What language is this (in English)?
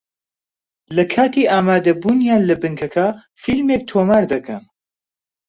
Central Kurdish